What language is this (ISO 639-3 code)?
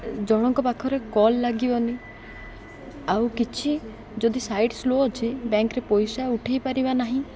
ori